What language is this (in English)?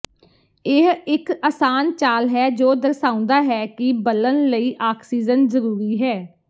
Punjabi